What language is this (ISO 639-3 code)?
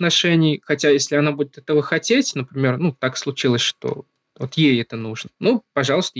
rus